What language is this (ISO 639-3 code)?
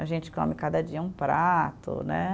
por